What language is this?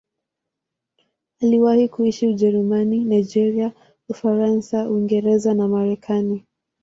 Swahili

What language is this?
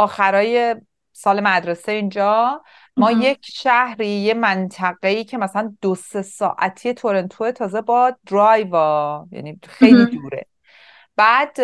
Persian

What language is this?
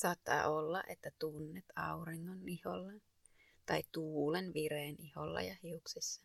Finnish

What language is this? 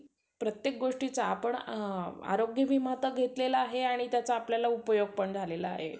Marathi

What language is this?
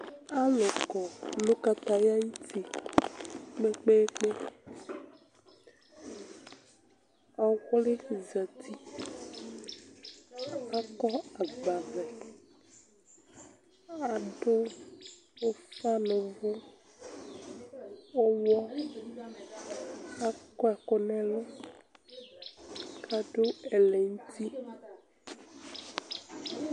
Ikposo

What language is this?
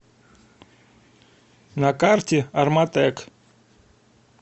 Russian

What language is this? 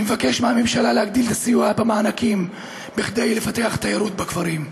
Hebrew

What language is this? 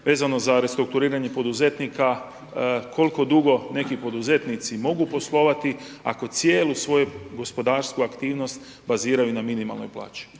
Croatian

